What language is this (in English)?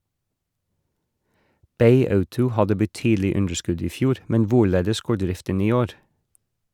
Norwegian